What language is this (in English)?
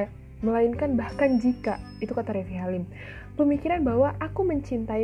Indonesian